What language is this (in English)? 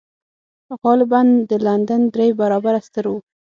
Pashto